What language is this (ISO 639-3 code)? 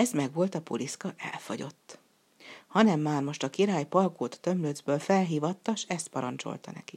hun